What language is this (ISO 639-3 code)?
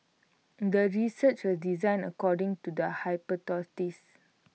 eng